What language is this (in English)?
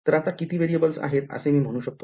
Marathi